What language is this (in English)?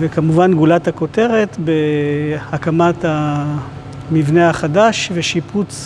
Hebrew